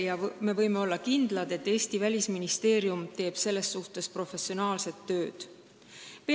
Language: Estonian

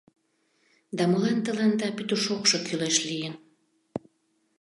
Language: Mari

